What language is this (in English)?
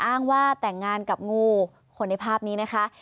Thai